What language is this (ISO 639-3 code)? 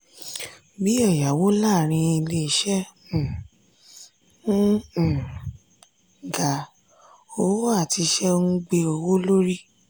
yor